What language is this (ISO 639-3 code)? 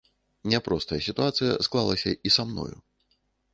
bel